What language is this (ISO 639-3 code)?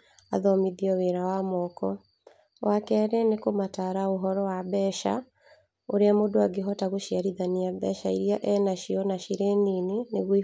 kik